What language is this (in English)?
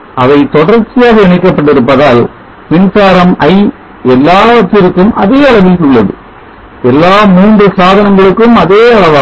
Tamil